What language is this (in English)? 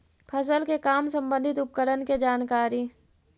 Magahi